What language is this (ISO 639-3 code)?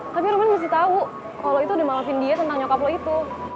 ind